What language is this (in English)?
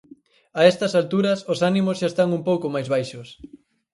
Galician